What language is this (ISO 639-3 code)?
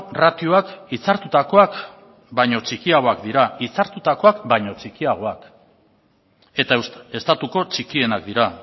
eus